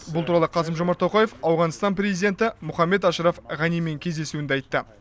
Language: Kazakh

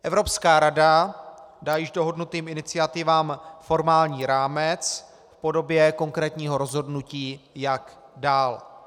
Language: Czech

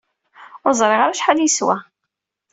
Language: Kabyle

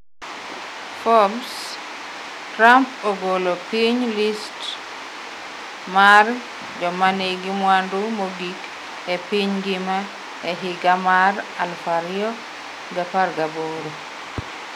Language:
Luo (Kenya and Tanzania)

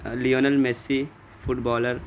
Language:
Urdu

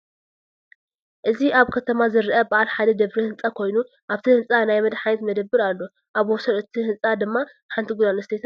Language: Tigrinya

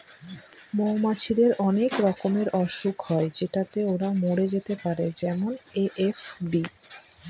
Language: Bangla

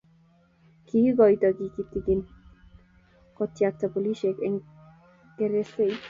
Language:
Kalenjin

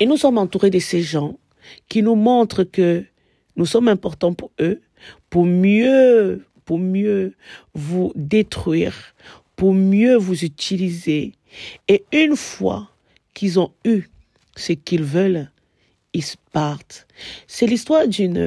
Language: French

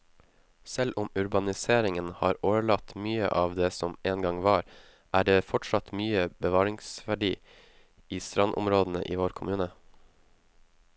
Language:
Norwegian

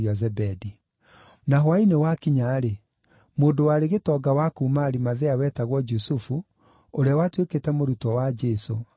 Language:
Kikuyu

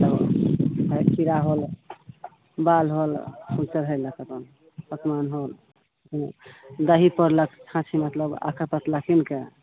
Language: Maithili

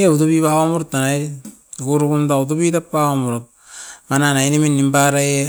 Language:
Askopan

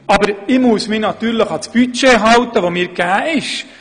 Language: Swiss German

